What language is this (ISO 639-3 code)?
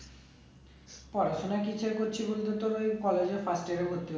ben